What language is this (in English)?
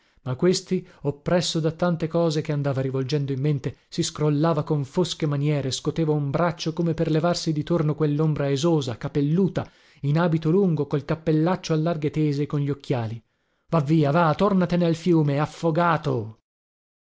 Italian